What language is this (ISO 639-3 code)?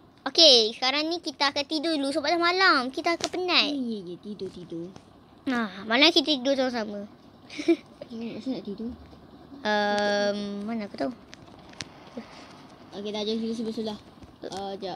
msa